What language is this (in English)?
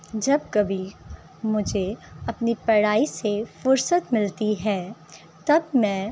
Urdu